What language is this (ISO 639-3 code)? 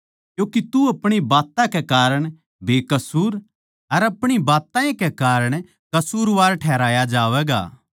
bgc